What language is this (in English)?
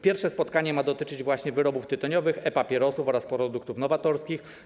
Polish